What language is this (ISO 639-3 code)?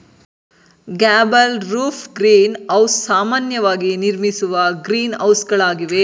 kan